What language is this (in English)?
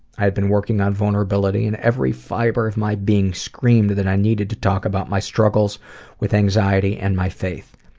English